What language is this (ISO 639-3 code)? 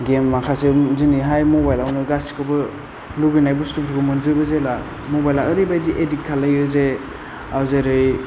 brx